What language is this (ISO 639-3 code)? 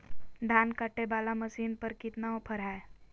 mag